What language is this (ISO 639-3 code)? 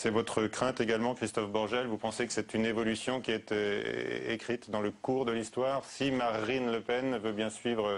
fra